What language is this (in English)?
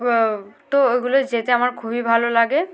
Bangla